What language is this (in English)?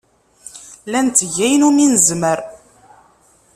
Kabyle